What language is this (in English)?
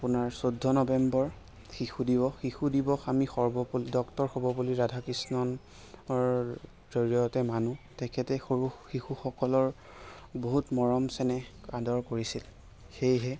Assamese